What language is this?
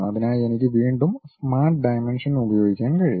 Malayalam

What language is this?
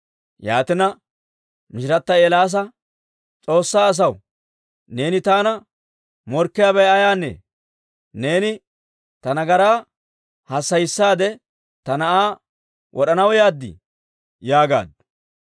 Dawro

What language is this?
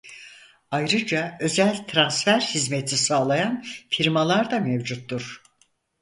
Turkish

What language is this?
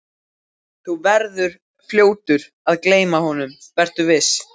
Icelandic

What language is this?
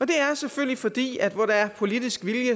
Danish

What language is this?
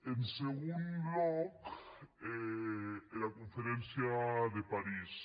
Catalan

